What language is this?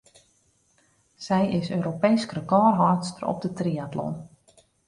Western Frisian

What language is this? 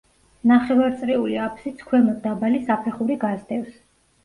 Georgian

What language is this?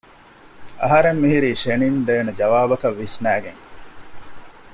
Divehi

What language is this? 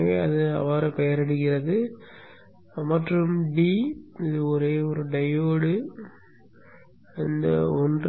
Tamil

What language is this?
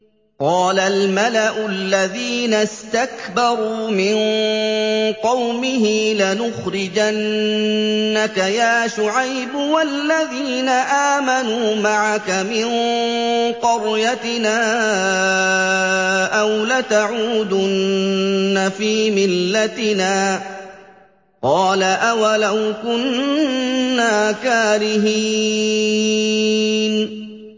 Arabic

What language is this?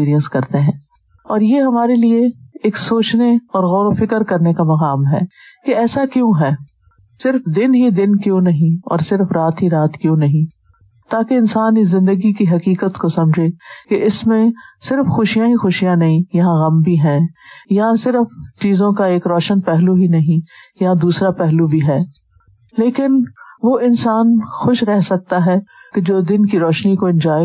Urdu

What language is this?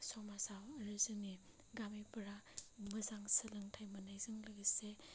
Bodo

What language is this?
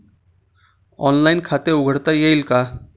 Marathi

